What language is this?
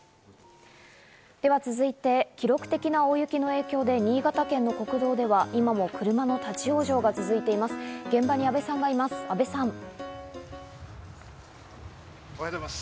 Japanese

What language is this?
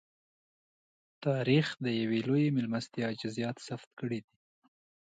Pashto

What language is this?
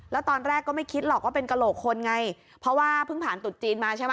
Thai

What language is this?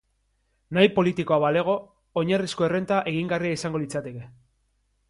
Basque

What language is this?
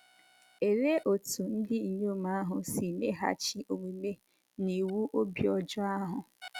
Igbo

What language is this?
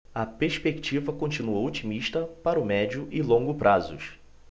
Portuguese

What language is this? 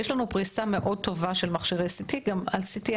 Hebrew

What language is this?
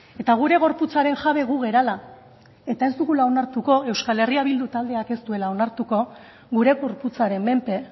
Basque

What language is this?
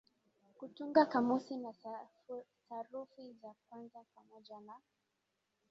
Swahili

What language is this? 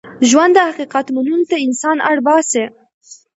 Pashto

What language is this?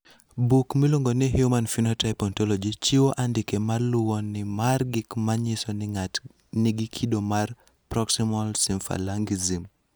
Luo (Kenya and Tanzania)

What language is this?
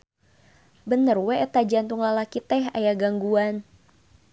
Sundanese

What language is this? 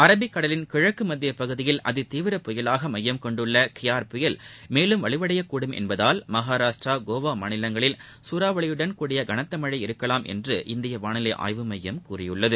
Tamil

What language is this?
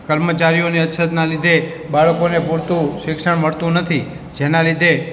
Gujarati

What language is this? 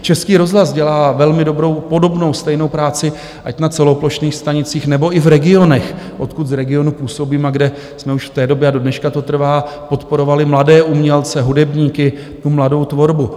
Czech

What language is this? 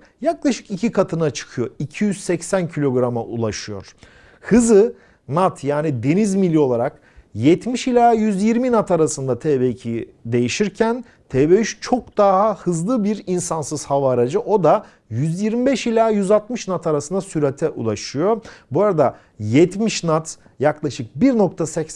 Turkish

